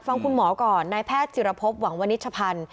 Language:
Thai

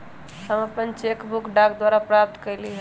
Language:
Magahi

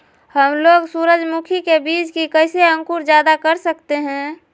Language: Magahi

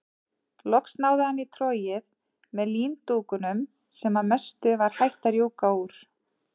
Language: Icelandic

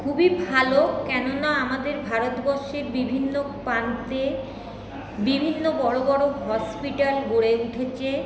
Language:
Bangla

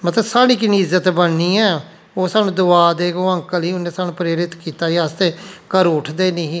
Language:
Dogri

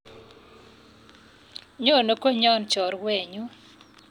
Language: Kalenjin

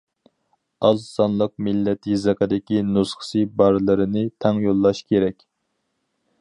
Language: Uyghur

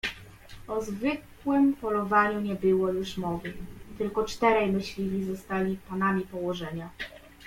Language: Polish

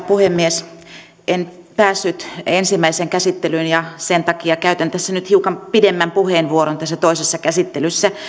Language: Finnish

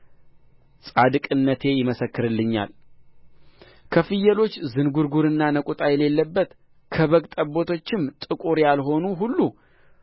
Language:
Amharic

